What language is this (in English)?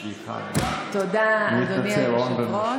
Hebrew